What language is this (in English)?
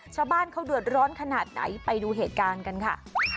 Thai